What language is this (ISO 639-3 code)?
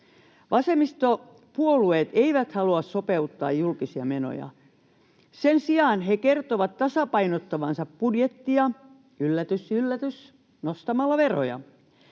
fin